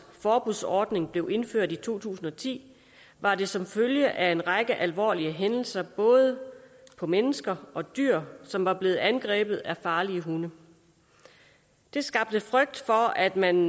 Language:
Danish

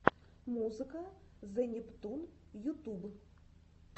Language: Russian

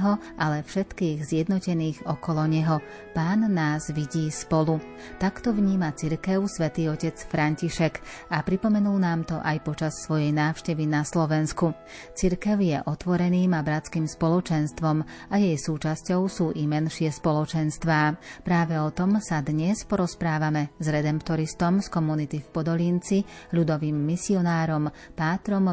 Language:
Slovak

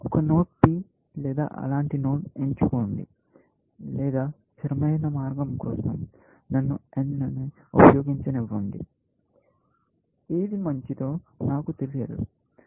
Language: Telugu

